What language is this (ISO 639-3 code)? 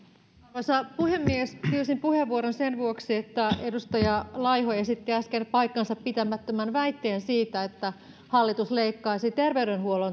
fin